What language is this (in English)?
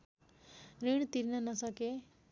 Nepali